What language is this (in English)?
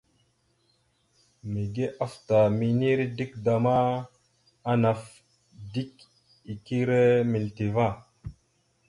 Mada (Cameroon)